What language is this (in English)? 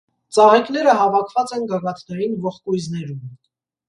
Armenian